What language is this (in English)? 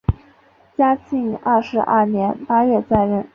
Chinese